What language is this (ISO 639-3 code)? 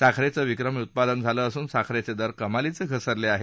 mar